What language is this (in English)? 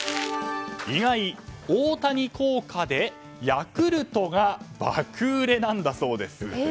Japanese